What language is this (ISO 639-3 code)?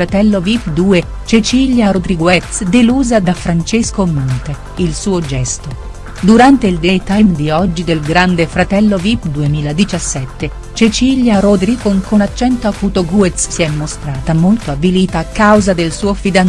ita